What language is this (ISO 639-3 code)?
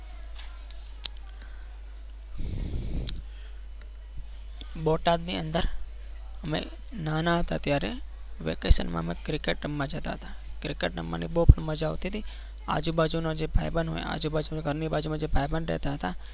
guj